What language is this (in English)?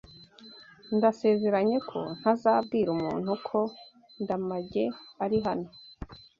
Kinyarwanda